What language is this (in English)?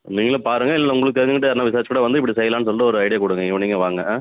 Tamil